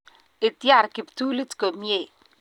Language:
Kalenjin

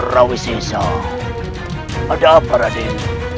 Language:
Indonesian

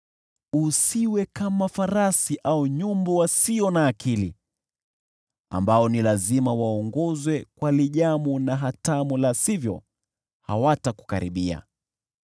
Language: Swahili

